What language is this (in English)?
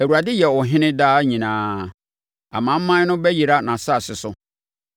Akan